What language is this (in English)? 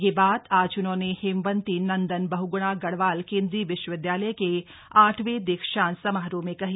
Hindi